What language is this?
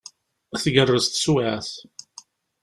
Kabyle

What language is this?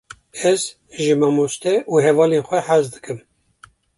Kurdish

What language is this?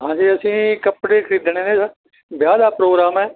Punjabi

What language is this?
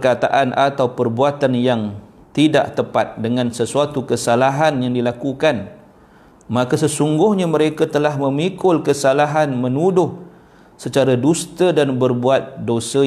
Malay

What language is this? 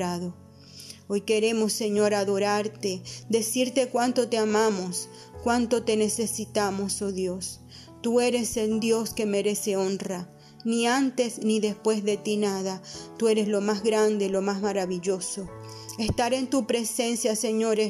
Spanish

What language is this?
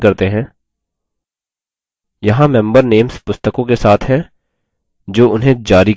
Hindi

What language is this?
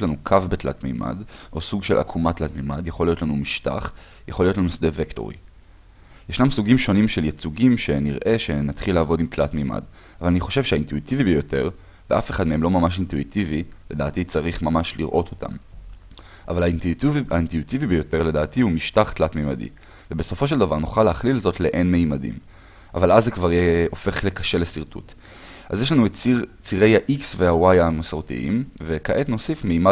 Hebrew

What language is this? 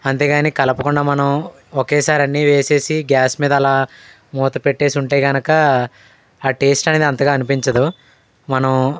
Telugu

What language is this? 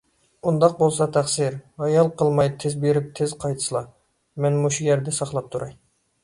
Uyghur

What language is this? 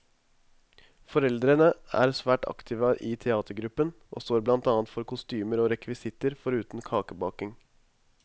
Norwegian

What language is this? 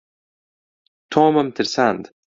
Central Kurdish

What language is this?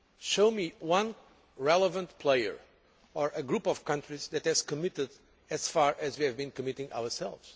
English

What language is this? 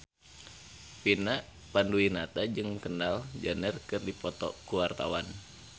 Sundanese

